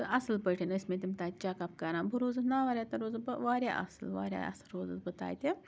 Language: Kashmiri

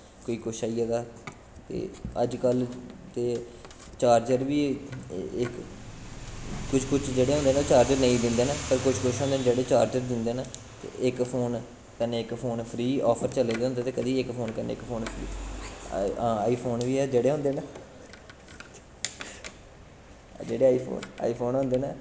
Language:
Dogri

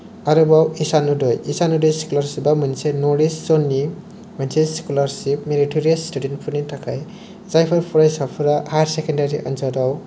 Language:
Bodo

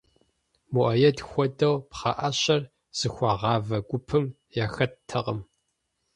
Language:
Kabardian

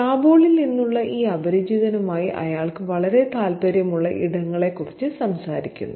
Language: Malayalam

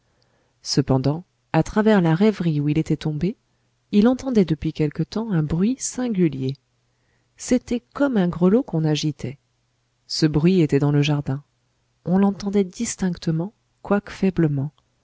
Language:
French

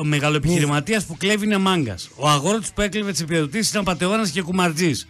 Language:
Greek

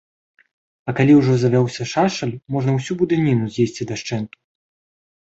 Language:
Belarusian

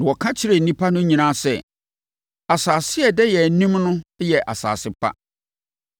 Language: Akan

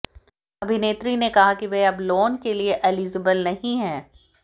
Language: Hindi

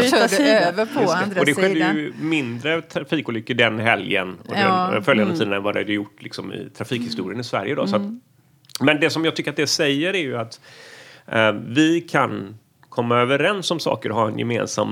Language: Swedish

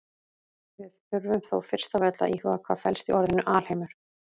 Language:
Icelandic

